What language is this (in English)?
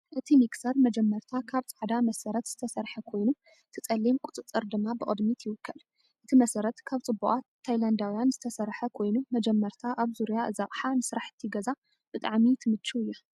Tigrinya